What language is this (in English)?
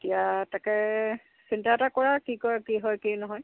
Assamese